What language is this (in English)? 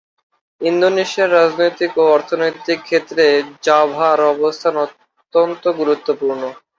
Bangla